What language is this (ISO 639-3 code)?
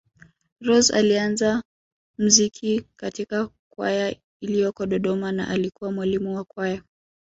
swa